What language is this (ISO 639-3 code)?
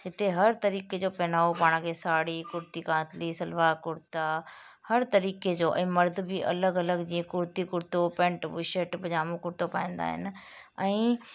snd